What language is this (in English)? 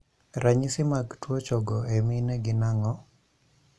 Luo (Kenya and Tanzania)